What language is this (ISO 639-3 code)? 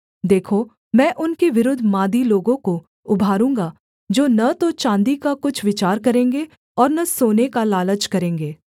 hin